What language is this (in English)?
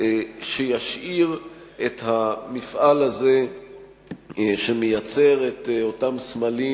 Hebrew